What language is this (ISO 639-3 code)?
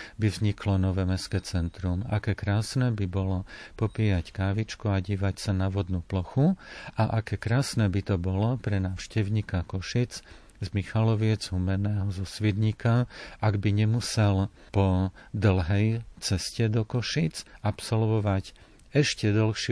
slk